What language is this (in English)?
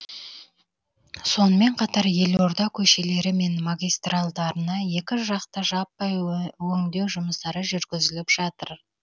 Kazakh